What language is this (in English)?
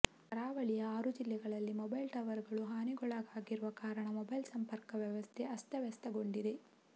Kannada